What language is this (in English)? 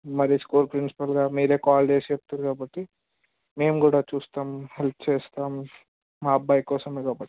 Telugu